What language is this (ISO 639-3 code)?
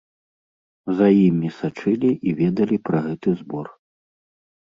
bel